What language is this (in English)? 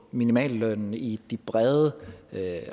Danish